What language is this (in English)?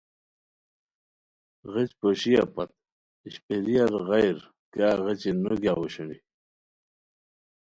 Khowar